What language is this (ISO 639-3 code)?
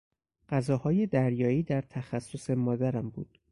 fas